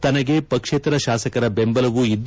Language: Kannada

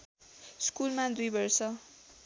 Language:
Nepali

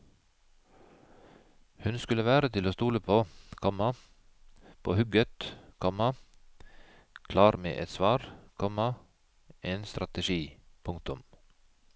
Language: Norwegian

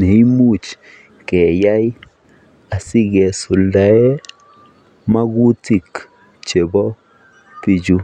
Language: Kalenjin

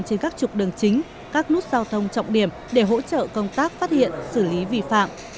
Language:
Vietnamese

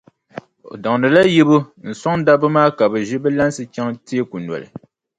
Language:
Dagbani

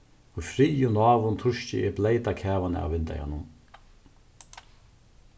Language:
Faroese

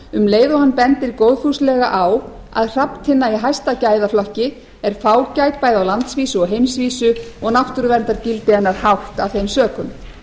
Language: Icelandic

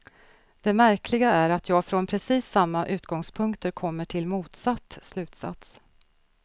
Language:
Swedish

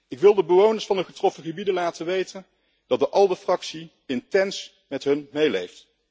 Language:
Dutch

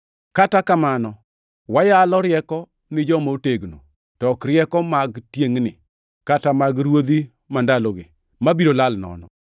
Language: Luo (Kenya and Tanzania)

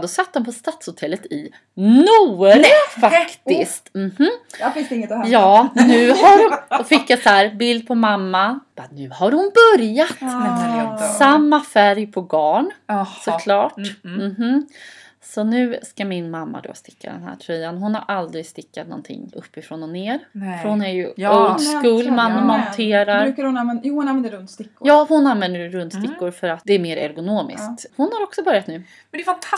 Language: Swedish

